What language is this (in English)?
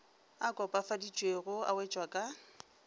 Northern Sotho